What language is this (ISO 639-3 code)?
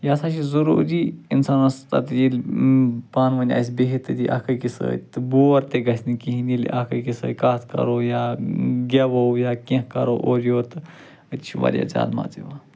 kas